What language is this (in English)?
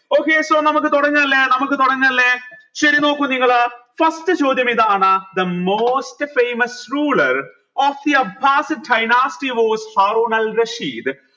Malayalam